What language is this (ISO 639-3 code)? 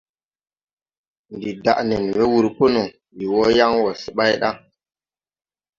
tui